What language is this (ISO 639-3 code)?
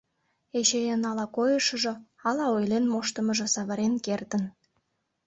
chm